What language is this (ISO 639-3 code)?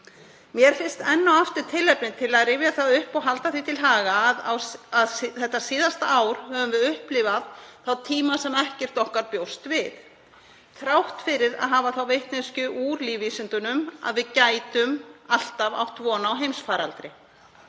isl